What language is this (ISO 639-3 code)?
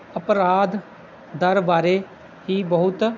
pan